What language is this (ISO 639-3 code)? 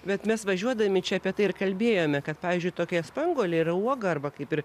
lit